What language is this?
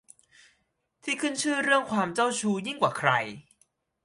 Thai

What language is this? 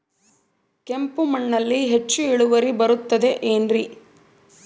Kannada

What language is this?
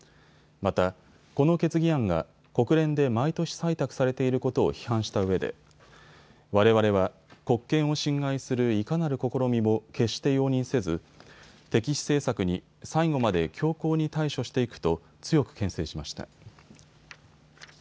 Japanese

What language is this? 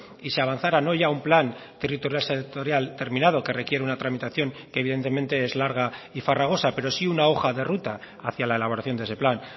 Spanish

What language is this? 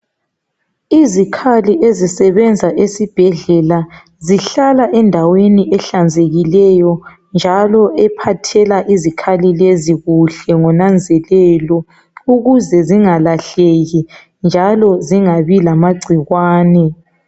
North Ndebele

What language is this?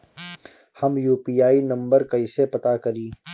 Bhojpuri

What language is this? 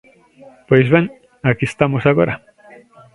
Galician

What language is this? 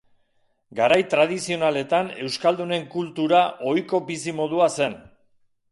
Basque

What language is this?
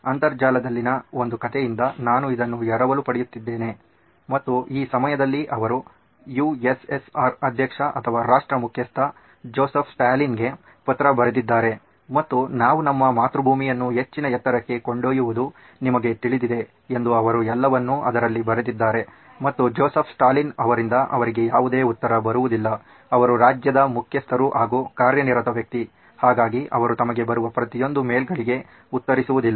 Kannada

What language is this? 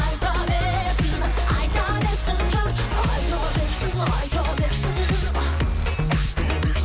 Kazakh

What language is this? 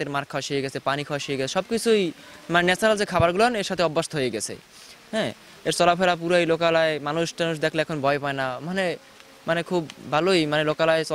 Bangla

